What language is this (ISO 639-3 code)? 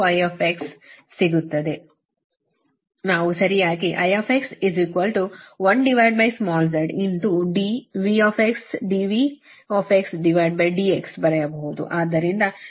kan